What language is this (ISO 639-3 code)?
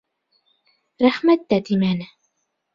bak